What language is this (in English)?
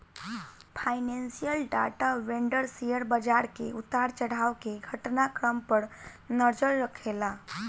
Bhojpuri